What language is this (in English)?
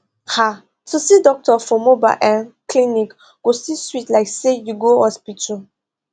Nigerian Pidgin